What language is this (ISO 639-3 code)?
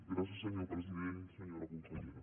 cat